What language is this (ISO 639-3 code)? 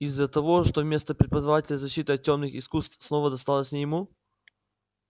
rus